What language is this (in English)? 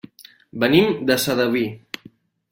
Catalan